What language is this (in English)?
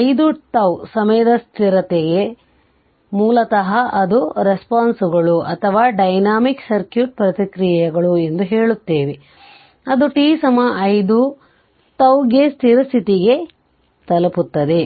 Kannada